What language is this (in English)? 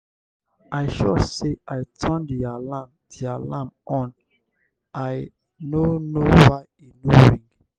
Nigerian Pidgin